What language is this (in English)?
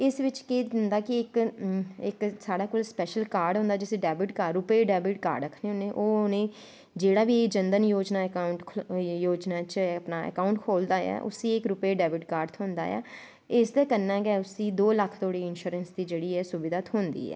Dogri